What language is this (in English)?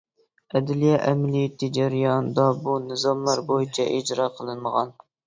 Uyghur